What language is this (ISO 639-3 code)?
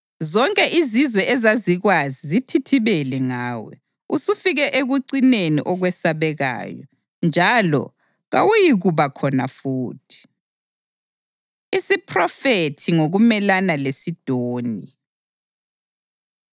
nde